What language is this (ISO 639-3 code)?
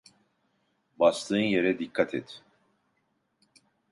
tur